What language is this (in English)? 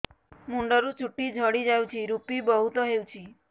Odia